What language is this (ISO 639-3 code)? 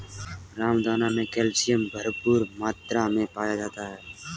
hin